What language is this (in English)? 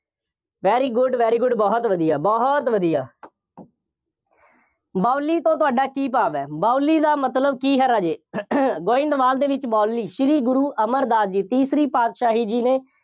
Punjabi